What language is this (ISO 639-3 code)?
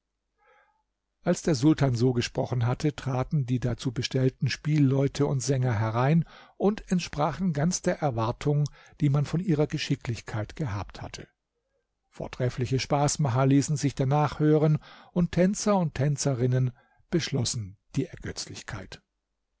deu